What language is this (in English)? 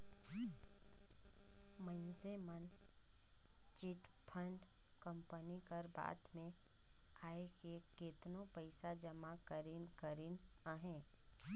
Chhattisgarhi